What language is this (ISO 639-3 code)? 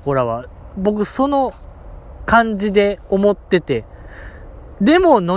jpn